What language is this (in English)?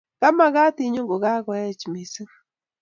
Kalenjin